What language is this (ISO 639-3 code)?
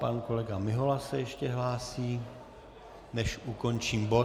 ces